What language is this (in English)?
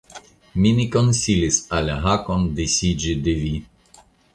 Esperanto